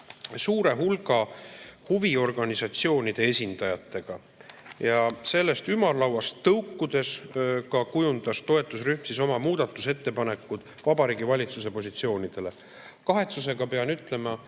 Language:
Estonian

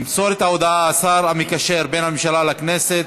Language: Hebrew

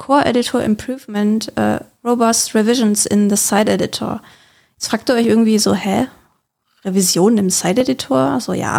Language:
German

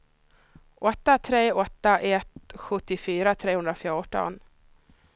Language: Swedish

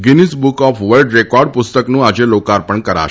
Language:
Gujarati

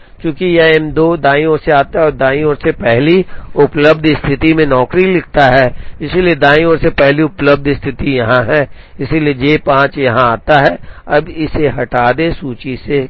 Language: Hindi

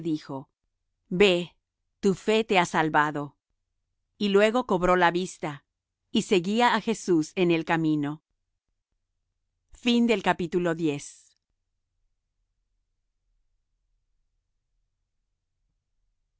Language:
Spanish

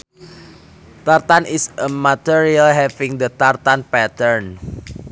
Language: Sundanese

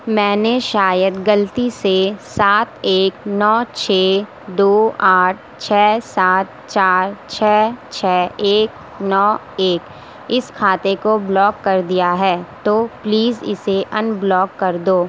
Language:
Urdu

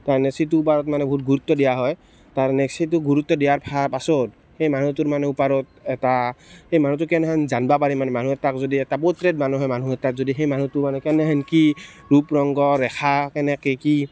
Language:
Assamese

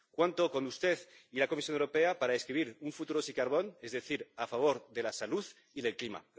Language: Spanish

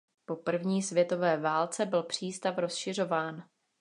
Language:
Czech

